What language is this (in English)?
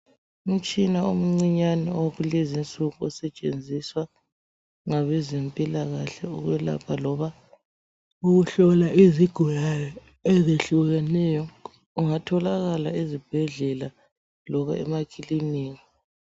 North Ndebele